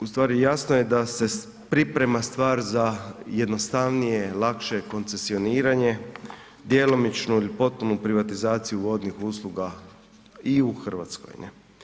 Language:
Croatian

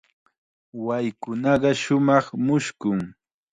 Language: Chiquián Ancash Quechua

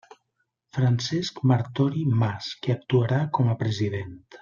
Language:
Catalan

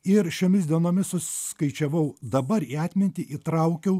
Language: Lithuanian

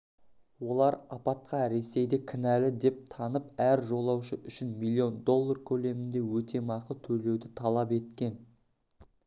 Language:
Kazakh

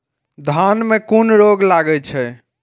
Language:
Maithili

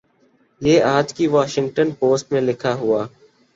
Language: Urdu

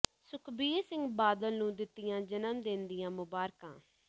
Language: Punjabi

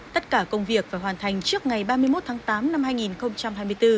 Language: Vietnamese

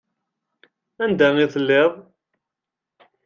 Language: Kabyle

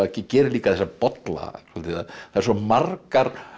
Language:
Icelandic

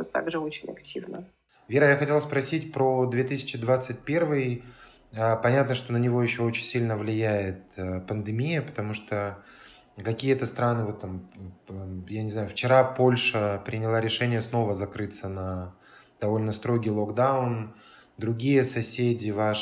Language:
Russian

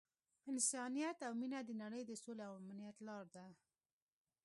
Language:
Pashto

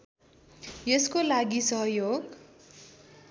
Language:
Nepali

